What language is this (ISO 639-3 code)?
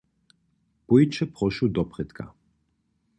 hsb